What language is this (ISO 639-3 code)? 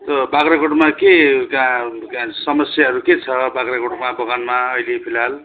nep